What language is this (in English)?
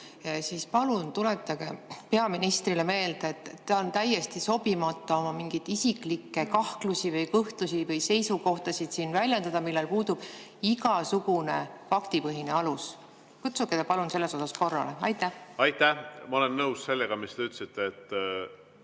Estonian